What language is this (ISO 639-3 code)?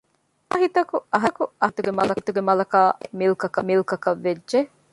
div